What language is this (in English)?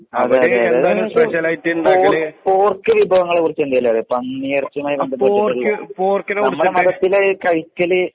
Malayalam